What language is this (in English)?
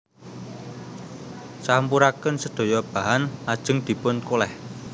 Javanese